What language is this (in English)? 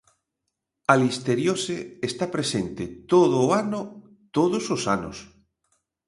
Galician